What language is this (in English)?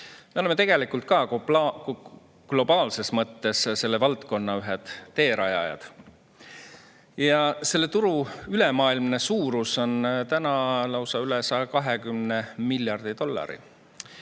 Estonian